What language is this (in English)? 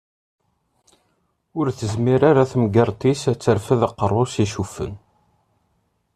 Kabyle